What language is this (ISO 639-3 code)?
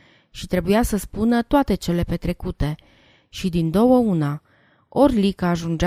ron